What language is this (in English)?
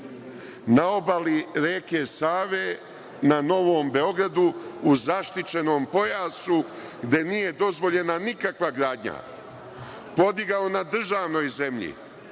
Serbian